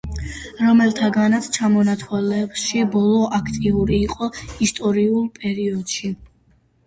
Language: Georgian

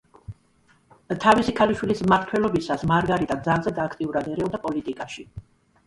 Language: Georgian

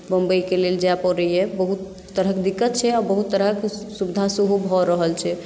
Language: Maithili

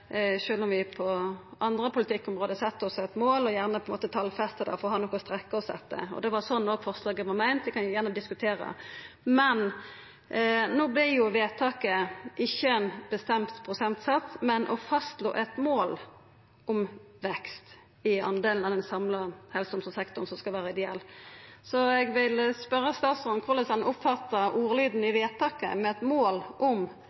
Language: Norwegian Nynorsk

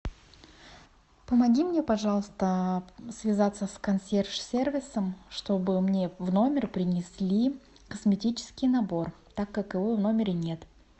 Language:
Russian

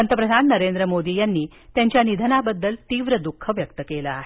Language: Marathi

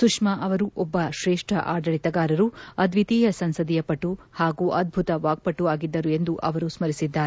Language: Kannada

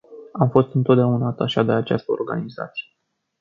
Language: Romanian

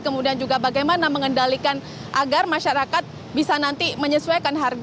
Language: Indonesian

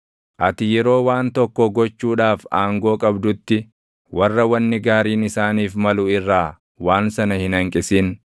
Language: Oromo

